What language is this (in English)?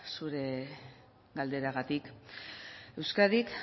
Basque